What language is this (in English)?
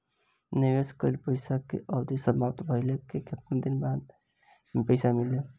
Bhojpuri